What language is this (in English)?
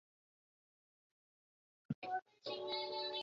Chinese